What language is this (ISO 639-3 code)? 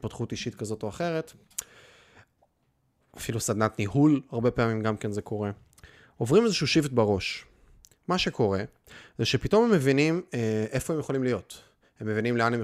heb